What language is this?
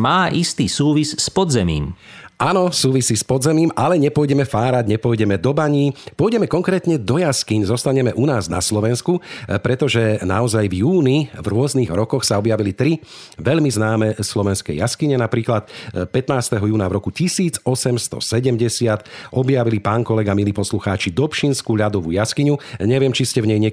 Slovak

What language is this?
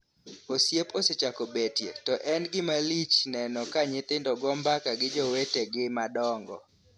Luo (Kenya and Tanzania)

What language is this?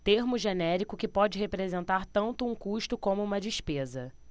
Portuguese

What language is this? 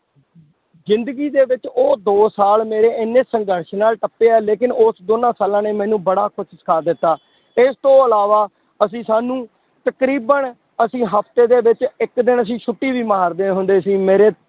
Punjabi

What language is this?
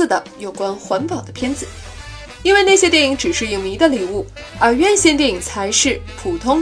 Chinese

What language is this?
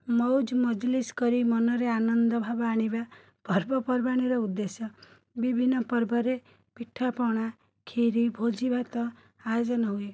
Odia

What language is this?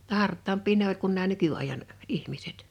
Finnish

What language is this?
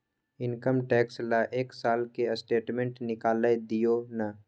Maithili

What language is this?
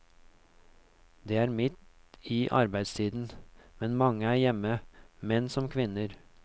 Norwegian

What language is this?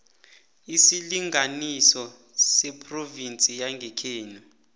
South Ndebele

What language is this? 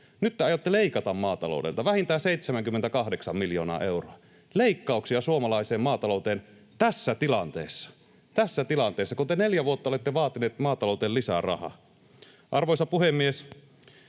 Finnish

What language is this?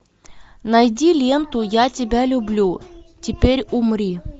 Russian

